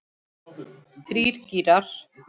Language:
Icelandic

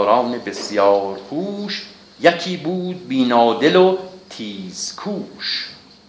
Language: Persian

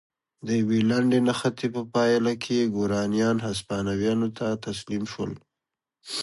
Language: Pashto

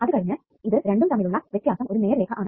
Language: Malayalam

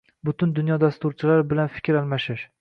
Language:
Uzbek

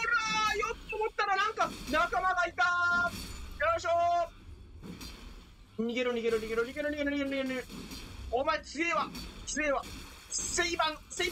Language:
Japanese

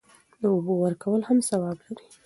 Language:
Pashto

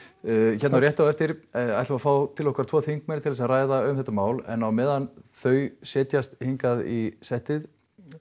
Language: Icelandic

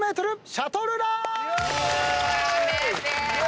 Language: Japanese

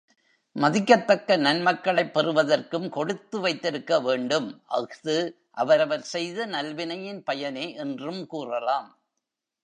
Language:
Tamil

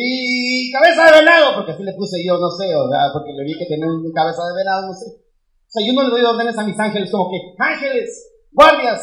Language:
Spanish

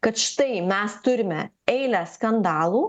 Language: Lithuanian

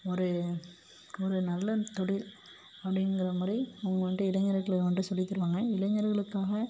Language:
Tamil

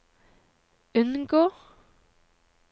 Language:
Norwegian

